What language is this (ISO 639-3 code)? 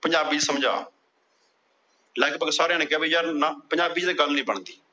pan